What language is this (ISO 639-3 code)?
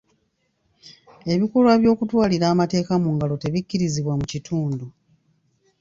lug